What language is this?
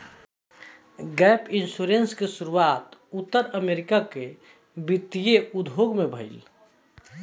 Bhojpuri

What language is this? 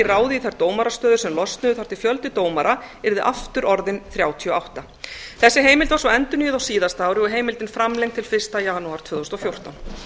Icelandic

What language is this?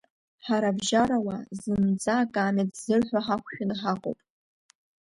Abkhazian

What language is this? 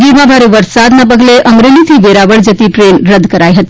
Gujarati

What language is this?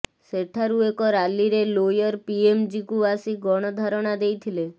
Odia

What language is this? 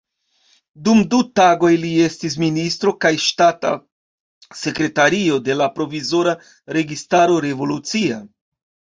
Esperanto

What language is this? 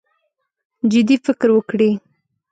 Pashto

